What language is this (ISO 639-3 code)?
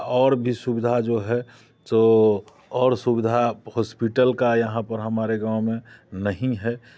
hin